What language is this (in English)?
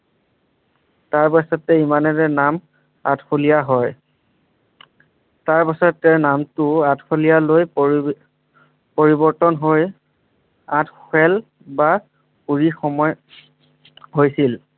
Assamese